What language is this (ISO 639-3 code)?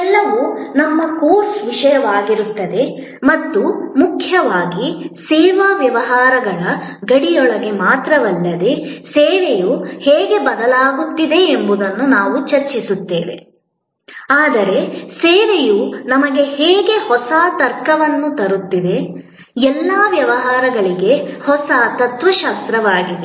kan